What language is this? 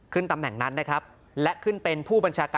Thai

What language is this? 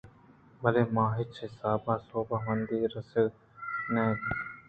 Eastern Balochi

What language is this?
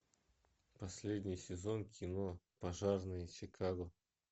Russian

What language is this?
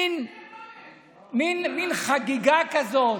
Hebrew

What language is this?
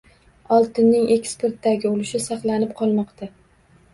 Uzbek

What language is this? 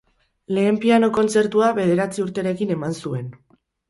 Basque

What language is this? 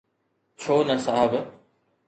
Sindhi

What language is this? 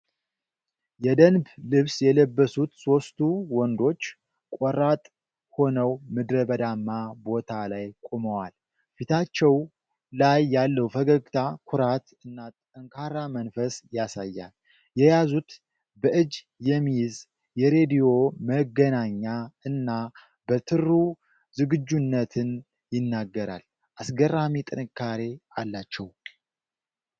Amharic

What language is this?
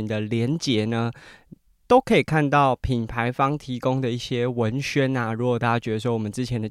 Chinese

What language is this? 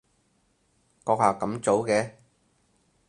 Cantonese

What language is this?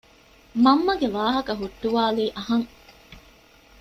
Divehi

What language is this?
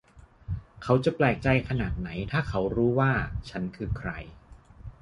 Thai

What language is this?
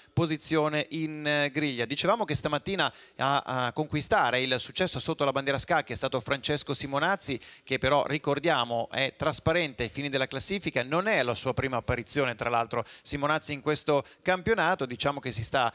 Italian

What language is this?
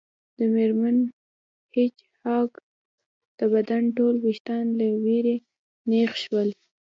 Pashto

